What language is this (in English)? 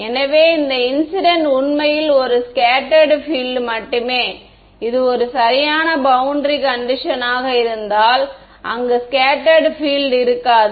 Tamil